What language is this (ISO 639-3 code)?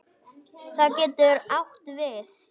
isl